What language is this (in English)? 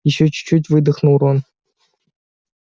Russian